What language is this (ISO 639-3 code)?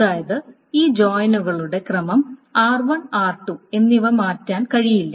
mal